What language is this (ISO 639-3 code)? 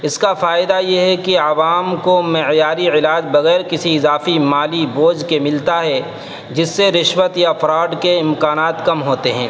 urd